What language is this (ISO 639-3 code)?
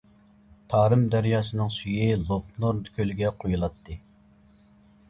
uig